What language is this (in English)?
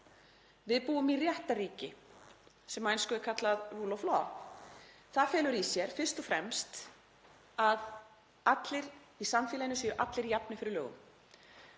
Icelandic